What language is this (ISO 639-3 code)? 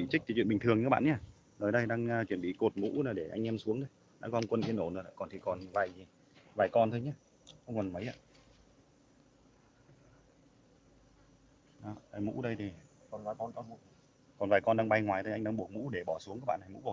vie